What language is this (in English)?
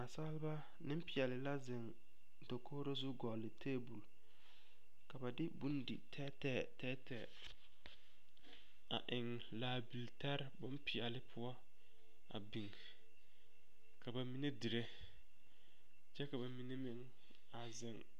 Southern Dagaare